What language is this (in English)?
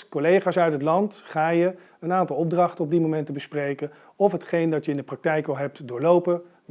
Dutch